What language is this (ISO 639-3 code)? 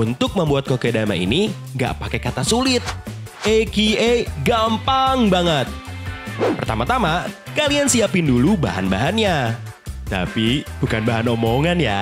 ind